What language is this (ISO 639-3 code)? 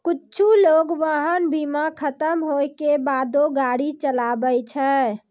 mai